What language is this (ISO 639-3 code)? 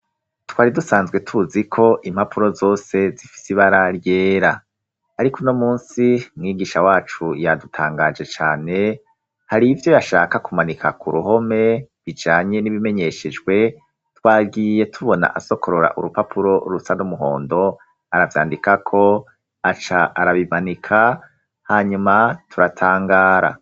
run